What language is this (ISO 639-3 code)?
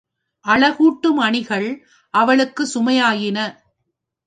tam